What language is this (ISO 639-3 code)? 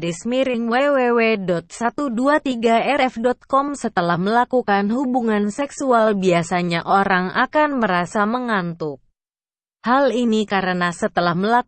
ind